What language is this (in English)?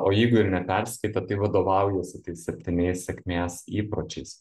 Lithuanian